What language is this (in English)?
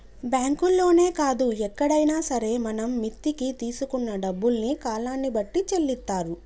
Telugu